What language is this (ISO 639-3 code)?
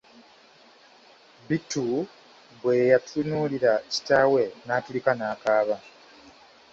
lug